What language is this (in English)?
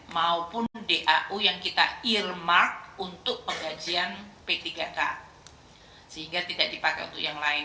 Indonesian